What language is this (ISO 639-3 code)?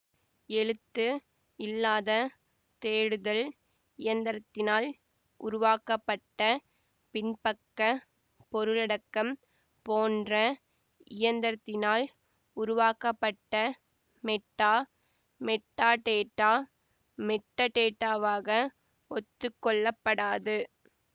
tam